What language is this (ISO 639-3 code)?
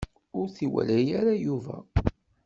kab